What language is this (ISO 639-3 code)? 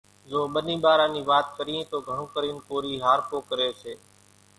gjk